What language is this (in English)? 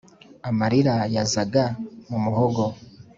Kinyarwanda